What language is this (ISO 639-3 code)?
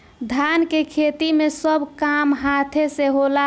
bho